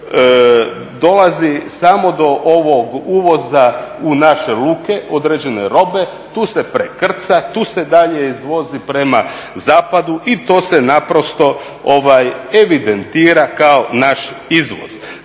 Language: Croatian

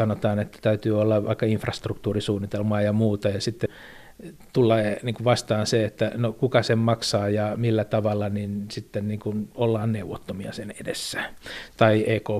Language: Finnish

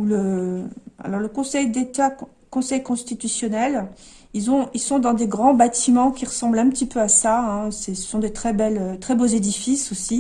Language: French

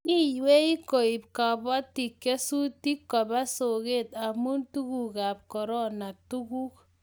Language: Kalenjin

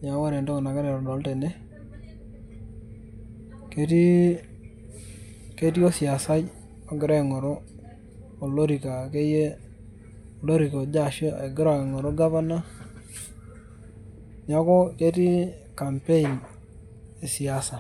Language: Masai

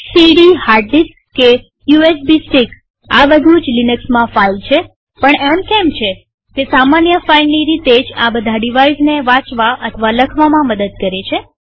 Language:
Gujarati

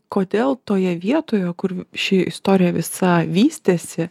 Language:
Lithuanian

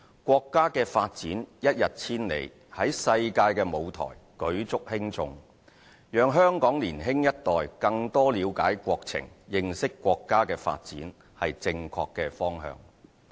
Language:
Cantonese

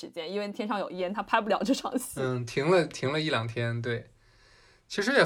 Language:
Chinese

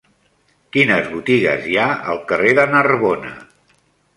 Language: Catalan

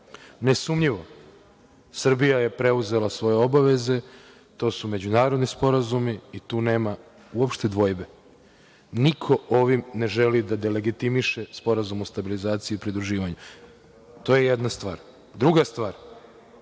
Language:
Serbian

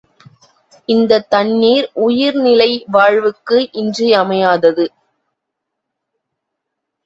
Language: Tamil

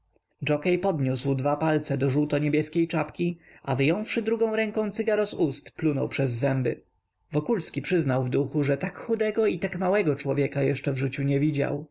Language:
Polish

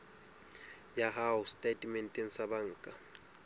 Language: Southern Sotho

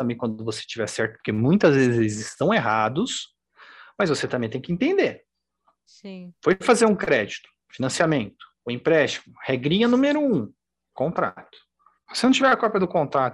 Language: Portuguese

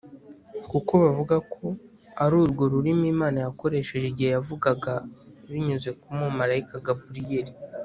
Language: Kinyarwanda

